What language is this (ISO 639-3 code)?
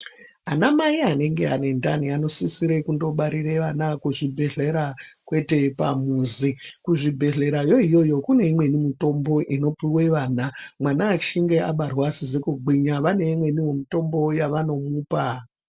ndc